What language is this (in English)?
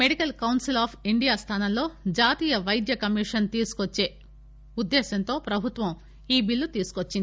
Telugu